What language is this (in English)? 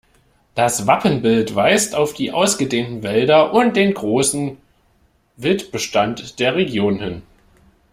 German